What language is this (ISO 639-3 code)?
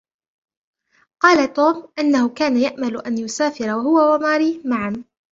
ara